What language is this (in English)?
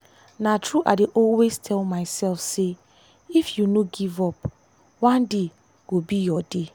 Nigerian Pidgin